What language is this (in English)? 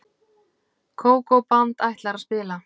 Icelandic